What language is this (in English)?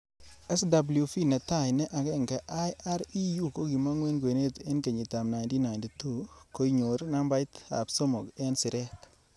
Kalenjin